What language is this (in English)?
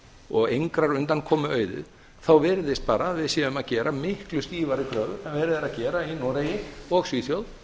Icelandic